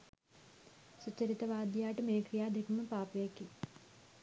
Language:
Sinhala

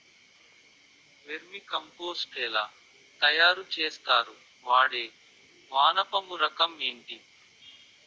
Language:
Telugu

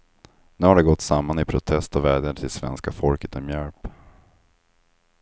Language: Swedish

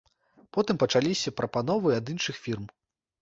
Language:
Belarusian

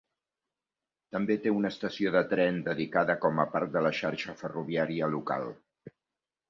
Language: Catalan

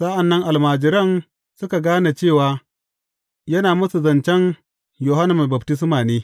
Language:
Hausa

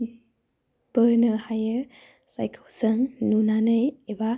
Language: Bodo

